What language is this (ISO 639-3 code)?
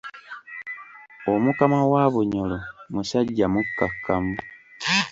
lug